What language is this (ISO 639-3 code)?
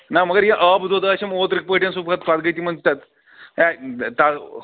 kas